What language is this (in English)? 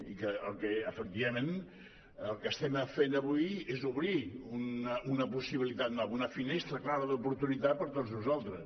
Catalan